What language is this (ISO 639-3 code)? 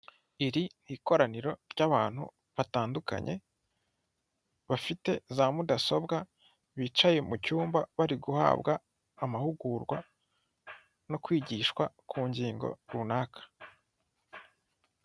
kin